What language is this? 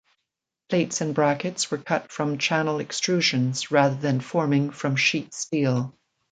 English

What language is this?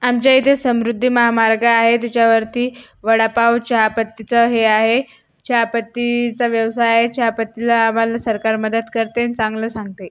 Marathi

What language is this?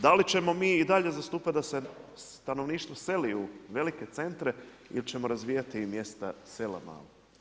Croatian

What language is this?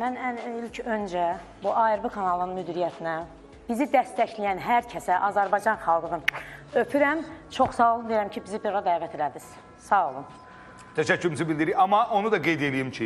Turkish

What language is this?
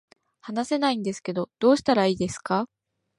Japanese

